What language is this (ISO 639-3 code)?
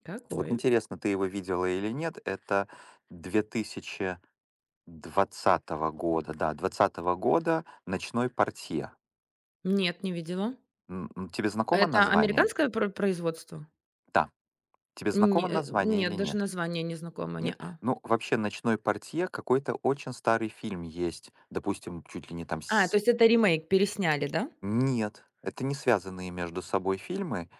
rus